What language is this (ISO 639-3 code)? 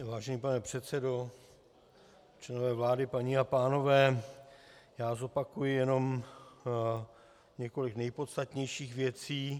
ces